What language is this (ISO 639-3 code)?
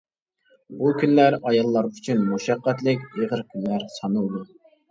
uig